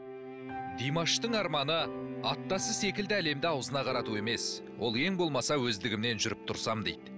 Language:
Kazakh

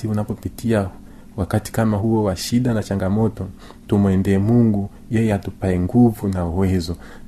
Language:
Swahili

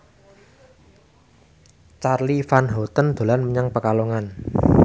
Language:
Javanese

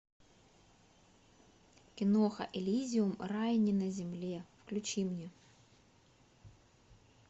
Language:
Russian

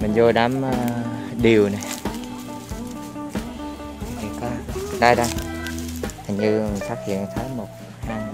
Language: Vietnamese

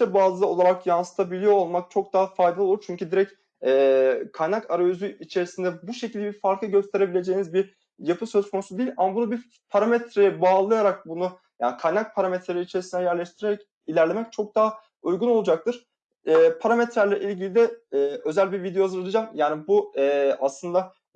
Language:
Turkish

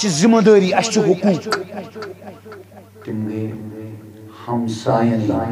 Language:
Turkish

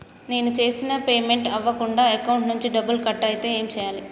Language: Telugu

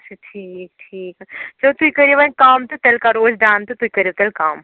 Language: Kashmiri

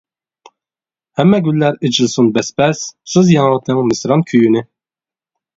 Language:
Uyghur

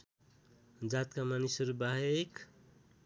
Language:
Nepali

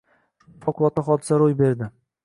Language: Uzbek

